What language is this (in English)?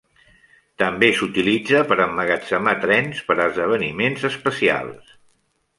Catalan